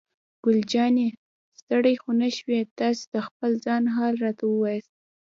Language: Pashto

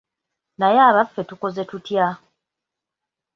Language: Ganda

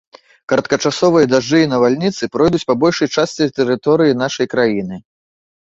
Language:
Belarusian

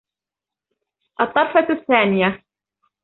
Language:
Arabic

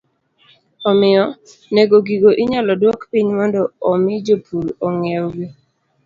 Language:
Luo (Kenya and Tanzania)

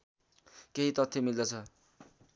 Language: Nepali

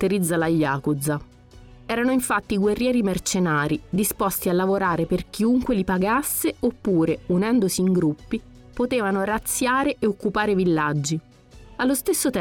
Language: Italian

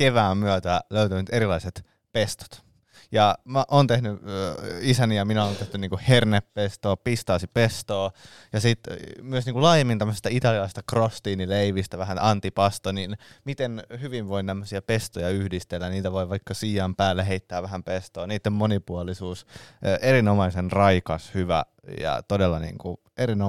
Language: Finnish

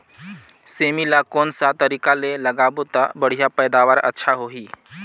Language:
Chhattisgarhi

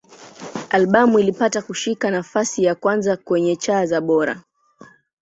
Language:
Swahili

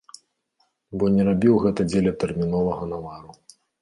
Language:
Belarusian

